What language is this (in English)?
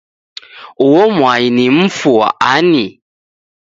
Taita